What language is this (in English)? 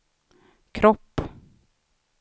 Swedish